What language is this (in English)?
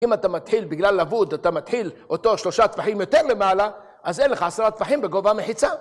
Hebrew